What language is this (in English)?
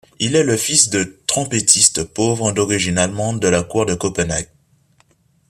French